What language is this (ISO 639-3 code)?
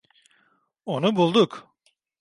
tur